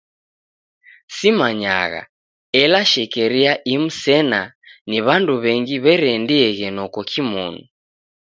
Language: Taita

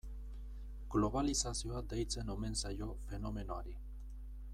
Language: Basque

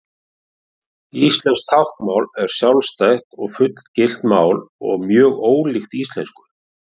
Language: Icelandic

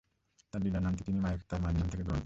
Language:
Bangla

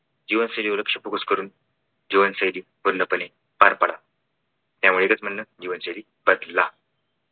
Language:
Marathi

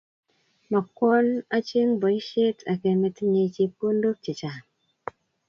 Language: Kalenjin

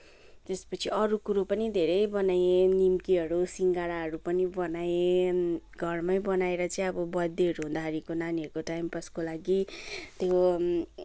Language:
Nepali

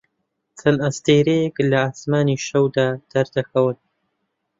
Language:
Central Kurdish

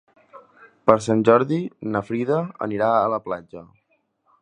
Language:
Catalan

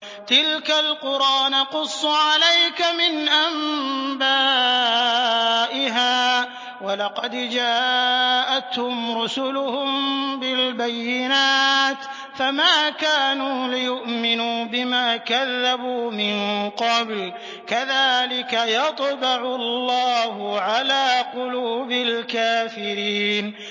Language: Arabic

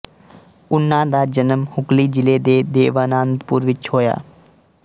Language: Punjabi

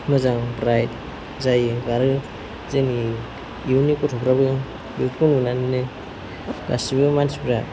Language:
Bodo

